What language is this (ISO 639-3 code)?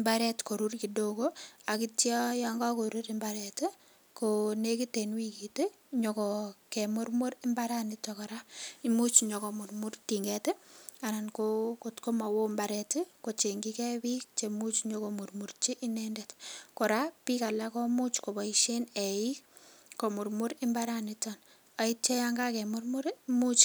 kln